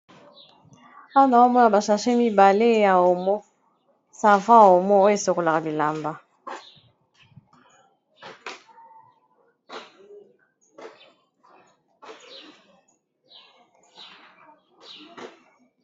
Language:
Lingala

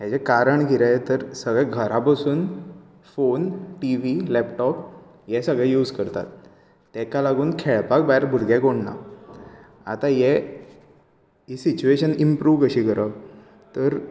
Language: Konkani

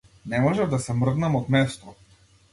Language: Macedonian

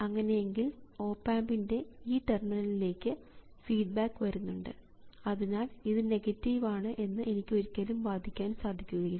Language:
Malayalam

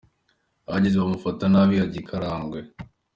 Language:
Kinyarwanda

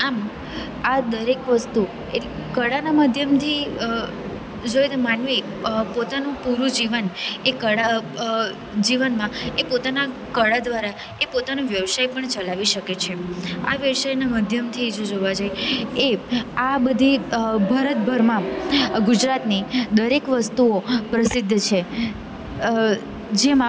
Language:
Gujarati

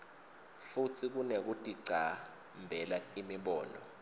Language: Swati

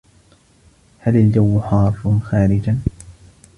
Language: Arabic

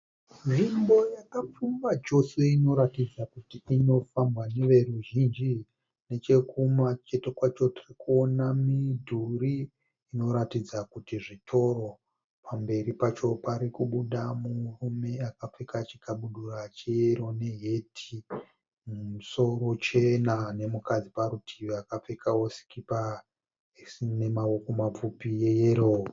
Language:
Shona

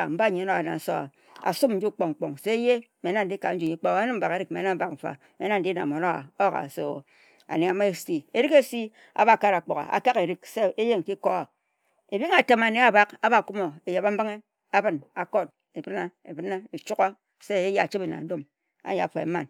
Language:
Ejagham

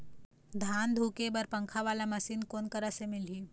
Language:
Chhattisgarhi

